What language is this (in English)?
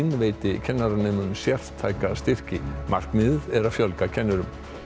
Icelandic